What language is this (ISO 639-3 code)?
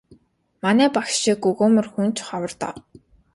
mon